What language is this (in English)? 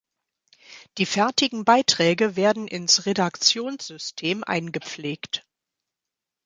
German